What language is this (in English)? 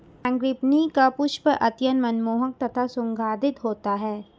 Hindi